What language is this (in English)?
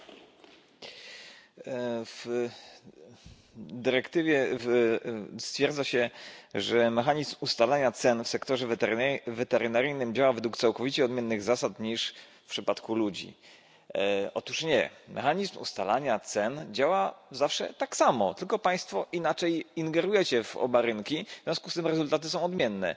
Polish